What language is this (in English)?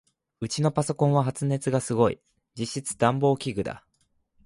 Japanese